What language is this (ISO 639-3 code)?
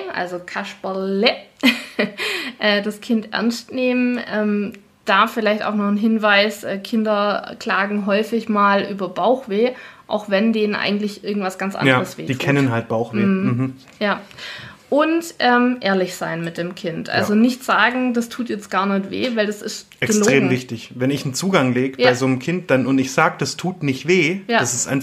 deu